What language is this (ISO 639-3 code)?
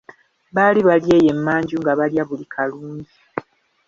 lug